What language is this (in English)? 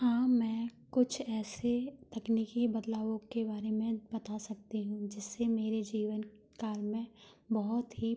Hindi